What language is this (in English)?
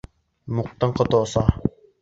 Bashkir